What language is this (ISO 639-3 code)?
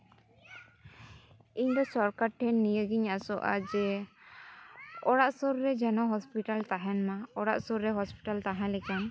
sat